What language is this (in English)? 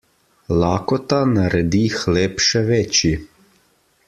Slovenian